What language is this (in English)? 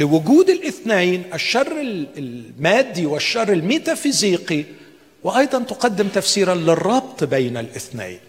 Arabic